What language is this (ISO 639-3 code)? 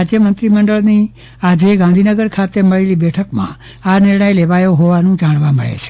guj